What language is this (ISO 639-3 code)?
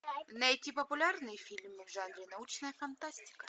rus